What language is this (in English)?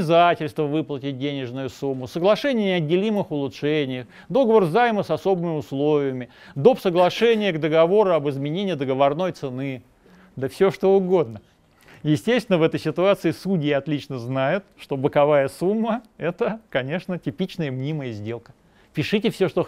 Russian